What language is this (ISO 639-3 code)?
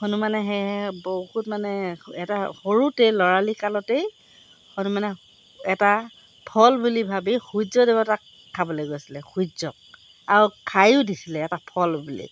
asm